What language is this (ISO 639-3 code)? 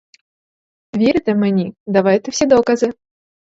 ukr